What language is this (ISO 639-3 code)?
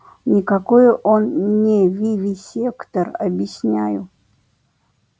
rus